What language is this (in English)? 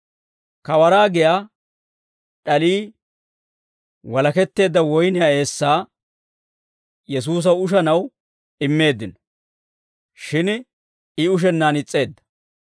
Dawro